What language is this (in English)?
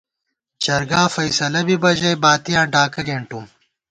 Gawar-Bati